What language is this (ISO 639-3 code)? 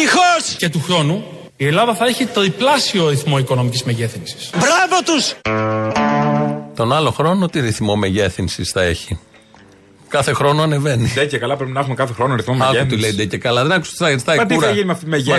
ell